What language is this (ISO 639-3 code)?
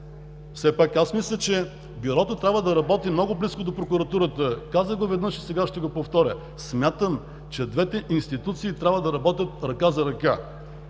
bul